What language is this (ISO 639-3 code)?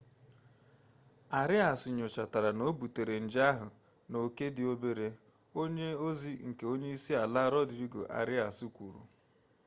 ibo